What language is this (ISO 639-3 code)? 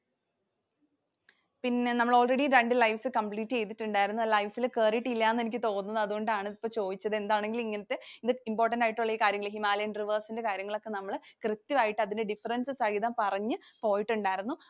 mal